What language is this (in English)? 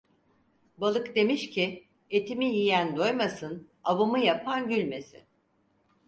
Turkish